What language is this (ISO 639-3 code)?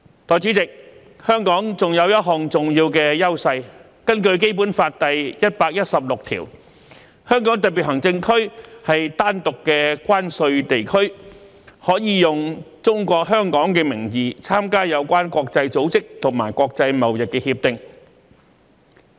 yue